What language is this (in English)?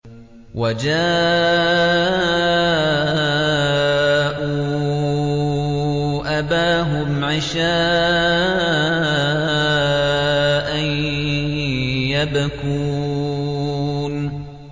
Arabic